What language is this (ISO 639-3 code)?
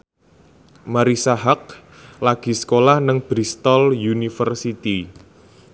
jav